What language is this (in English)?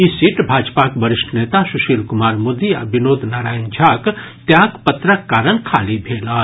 Maithili